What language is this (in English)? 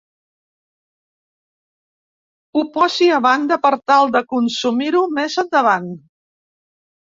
Catalan